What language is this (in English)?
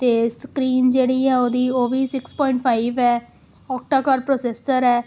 Punjabi